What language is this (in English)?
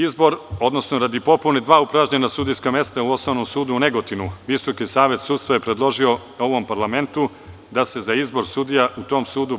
Serbian